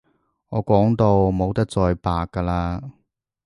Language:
Cantonese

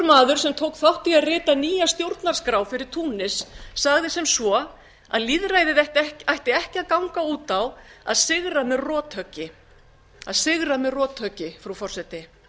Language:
Icelandic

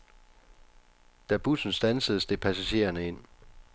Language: Danish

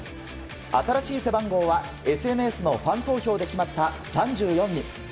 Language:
Japanese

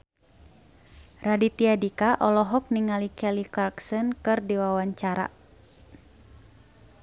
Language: Sundanese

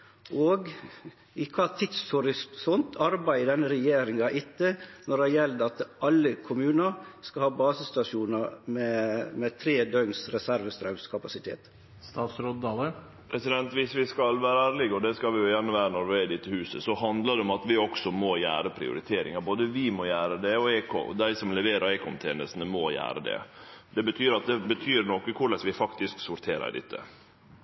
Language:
Norwegian Nynorsk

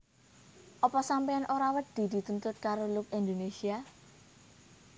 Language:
Javanese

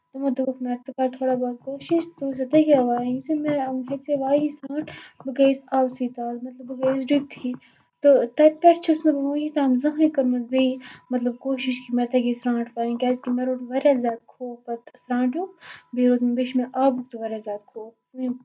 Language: Kashmiri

